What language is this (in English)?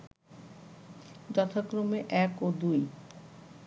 Bangla